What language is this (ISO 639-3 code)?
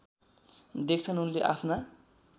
nep